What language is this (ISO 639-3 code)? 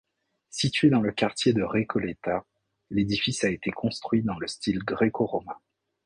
fra